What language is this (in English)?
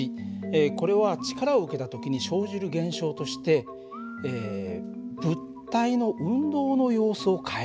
Japanese